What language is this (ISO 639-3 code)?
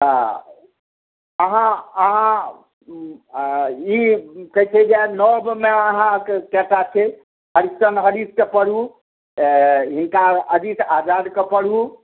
mai